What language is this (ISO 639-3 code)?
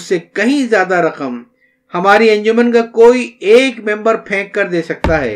urd